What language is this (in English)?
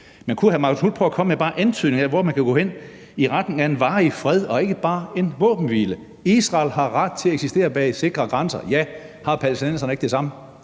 Danish